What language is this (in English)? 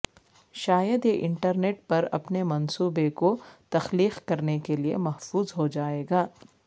Urdu